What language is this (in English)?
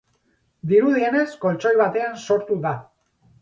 Basque